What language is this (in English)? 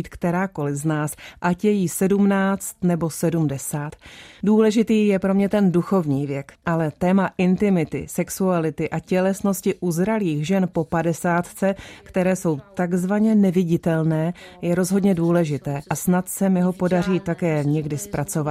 Czech